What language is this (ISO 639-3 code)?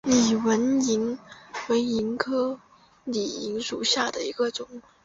zho